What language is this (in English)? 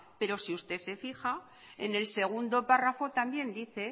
Spanish